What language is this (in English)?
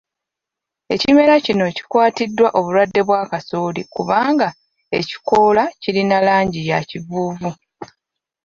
Ganda